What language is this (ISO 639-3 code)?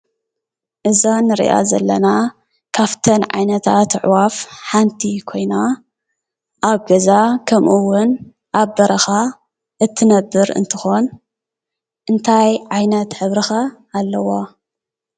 tir